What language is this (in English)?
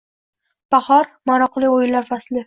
Uzbek